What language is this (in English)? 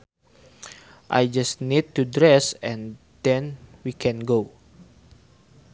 Sundanese